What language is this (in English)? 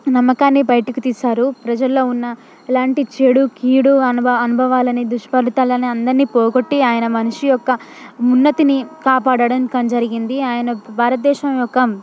Telugu